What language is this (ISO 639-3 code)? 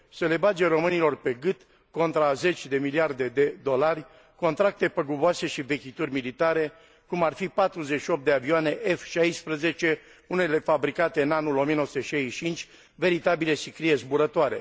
ron